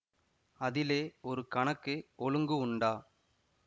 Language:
Tamil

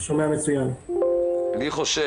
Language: Hebrew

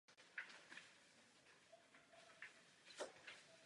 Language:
Czech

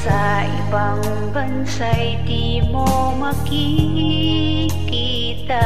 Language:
Indonesian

